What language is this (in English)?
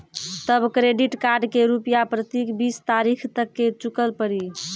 Maithili